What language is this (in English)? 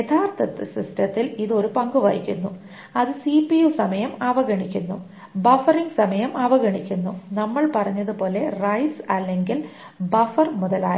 Malayalam